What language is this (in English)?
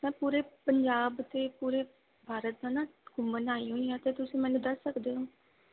Punjabi